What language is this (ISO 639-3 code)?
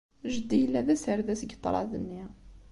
kab